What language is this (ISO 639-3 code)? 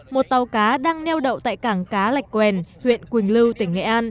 vie